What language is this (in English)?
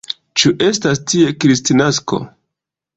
Esperanto